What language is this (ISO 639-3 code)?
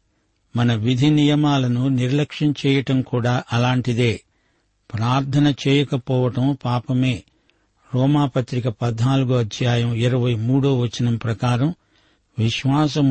tel